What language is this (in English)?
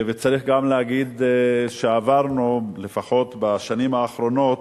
Hebrew